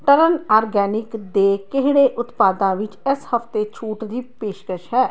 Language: Punjabi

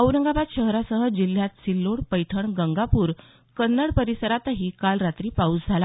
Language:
Marathi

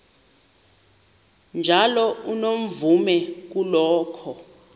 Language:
Xhosa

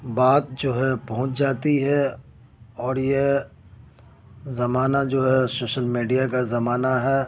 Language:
Urdu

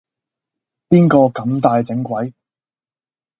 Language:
Cantonese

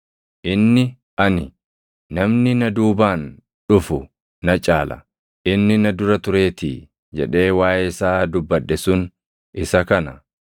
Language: Oromo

